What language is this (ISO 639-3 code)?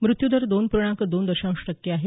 mar